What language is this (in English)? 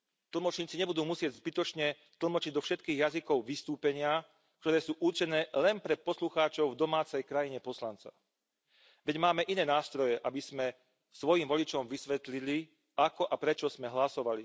Slovak